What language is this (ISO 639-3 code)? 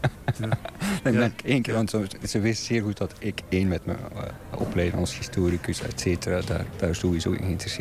nld